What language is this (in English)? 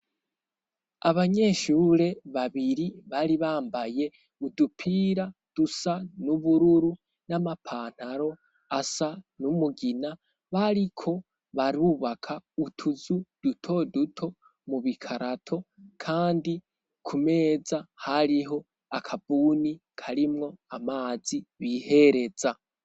Rundi